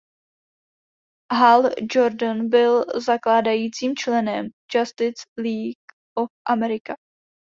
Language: Czech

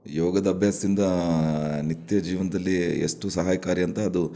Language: Kannada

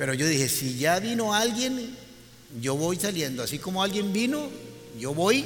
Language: Spanish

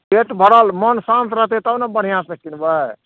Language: Maithili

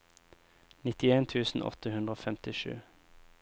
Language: Norwegian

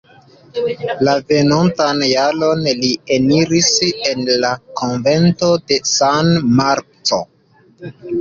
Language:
Esperanto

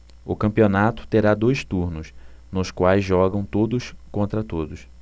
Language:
Portuguese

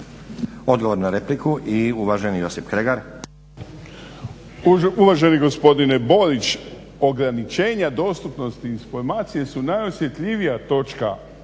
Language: Croatian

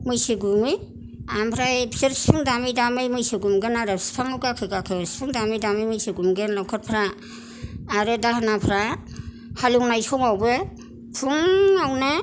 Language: Bodo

